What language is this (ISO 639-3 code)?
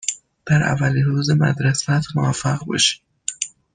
fas